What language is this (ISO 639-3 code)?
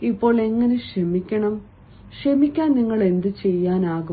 mal